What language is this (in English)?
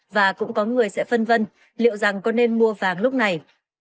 Vietnamese